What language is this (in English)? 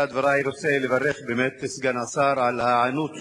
Hebrew